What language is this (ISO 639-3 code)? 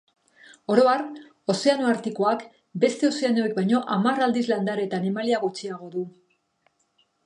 eus